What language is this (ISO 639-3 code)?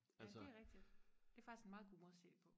dan